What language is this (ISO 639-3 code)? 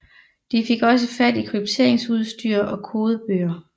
dan